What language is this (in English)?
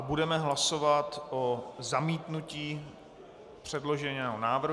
Czech